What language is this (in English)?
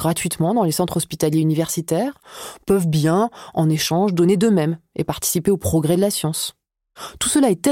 French